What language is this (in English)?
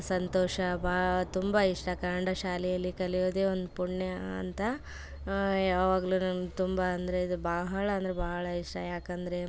Kannada